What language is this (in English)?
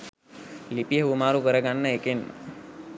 Sinhala